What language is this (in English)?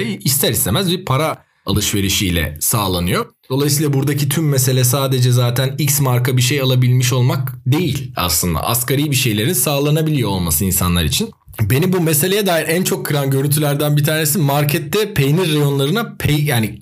Turkish